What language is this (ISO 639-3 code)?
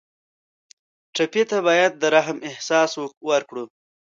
pus